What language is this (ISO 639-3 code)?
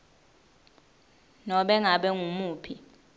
ssw